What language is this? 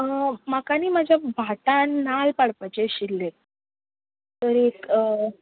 Konkani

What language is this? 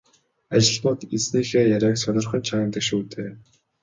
Mongolian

